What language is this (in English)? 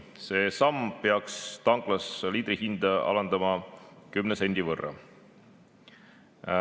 Estonian